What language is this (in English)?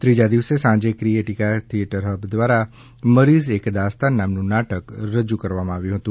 Gujarati